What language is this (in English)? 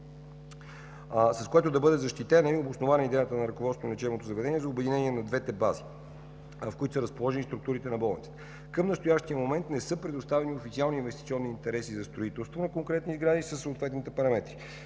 Bulgarian